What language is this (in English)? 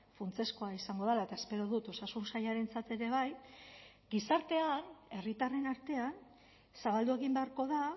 Basque